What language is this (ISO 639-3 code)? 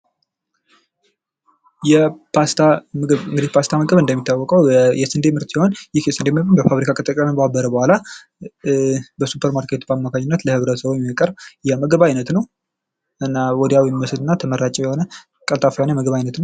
amh